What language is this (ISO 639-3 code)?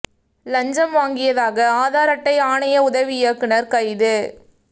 tam